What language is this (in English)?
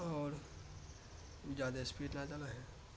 Urdu